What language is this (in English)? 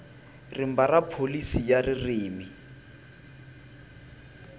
Tsonga